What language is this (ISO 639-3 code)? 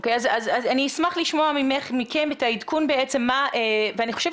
heb